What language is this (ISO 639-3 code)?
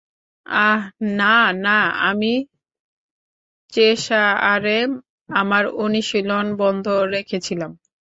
ben